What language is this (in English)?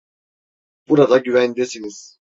Turkish